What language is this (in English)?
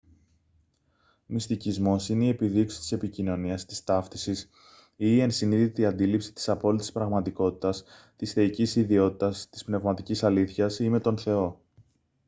Greek